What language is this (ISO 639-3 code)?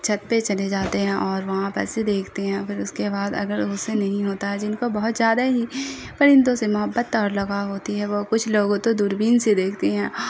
urd